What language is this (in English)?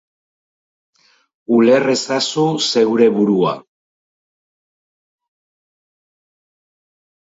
Basque